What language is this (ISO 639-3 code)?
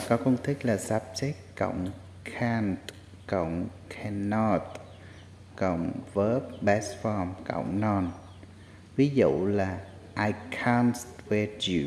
vie